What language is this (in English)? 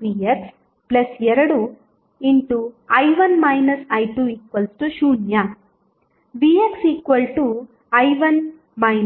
Kannada